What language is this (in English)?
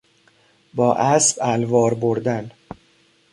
Persian